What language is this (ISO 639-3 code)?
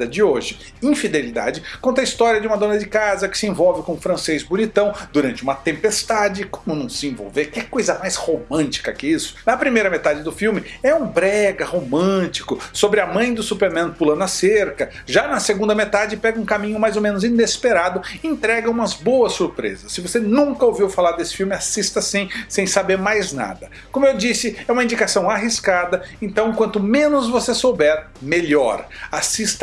por